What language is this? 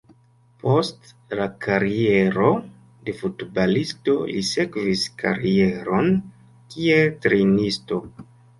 Esperanto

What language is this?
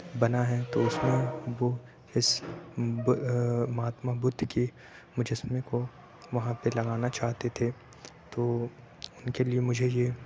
Urdu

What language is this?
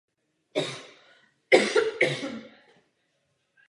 Czech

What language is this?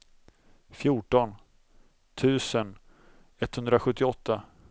Swedish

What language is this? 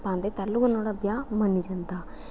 Dogri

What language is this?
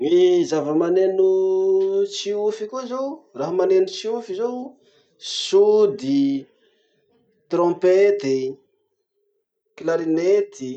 Masikoro Malagasy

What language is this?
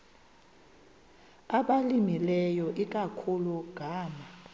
Xhosa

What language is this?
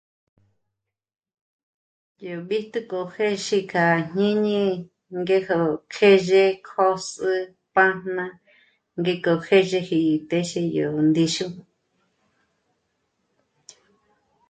Michoacán Mazahua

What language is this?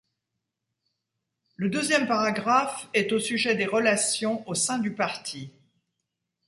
French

